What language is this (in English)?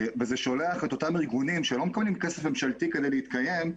Hebrew